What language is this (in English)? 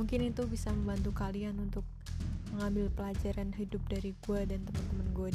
Indonesian